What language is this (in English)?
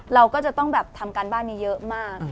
Thai